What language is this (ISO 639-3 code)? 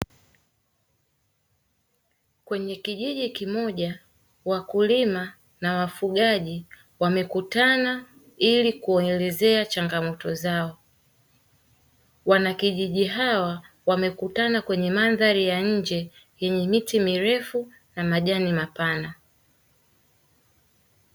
swa